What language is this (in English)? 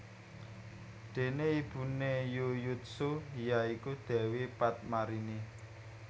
Javanese